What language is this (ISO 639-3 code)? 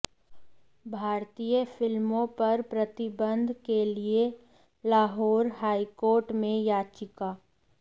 hin